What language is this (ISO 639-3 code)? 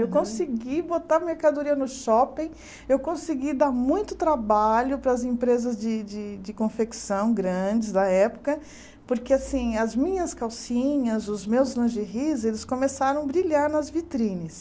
por